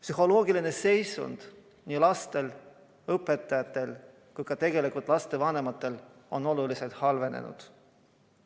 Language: Estonian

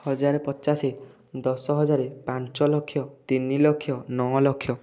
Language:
Odia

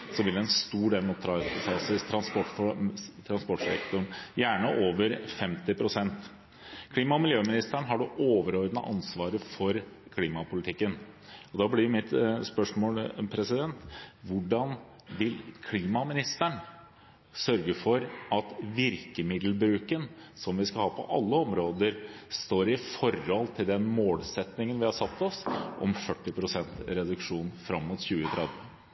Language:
Norwegian Bokmål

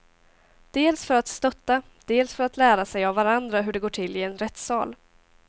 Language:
Swedish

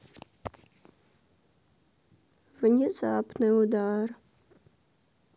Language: Russian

